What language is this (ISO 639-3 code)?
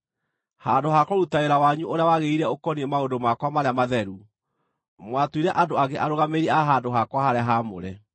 kik